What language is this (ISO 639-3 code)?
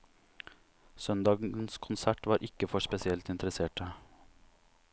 nor